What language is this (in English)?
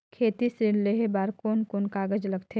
Chhattisgarhi